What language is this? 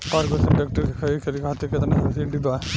Bhojpuri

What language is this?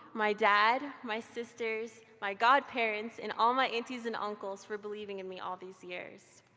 English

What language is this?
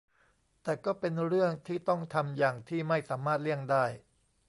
Thai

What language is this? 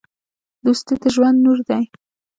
Pashto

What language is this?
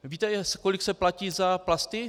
Czech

